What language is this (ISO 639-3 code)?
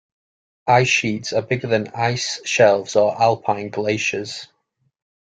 eng